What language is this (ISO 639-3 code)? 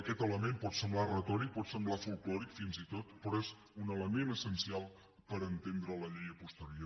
cat